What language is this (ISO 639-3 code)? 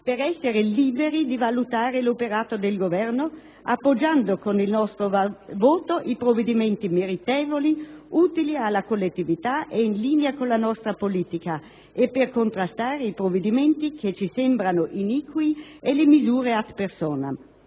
ita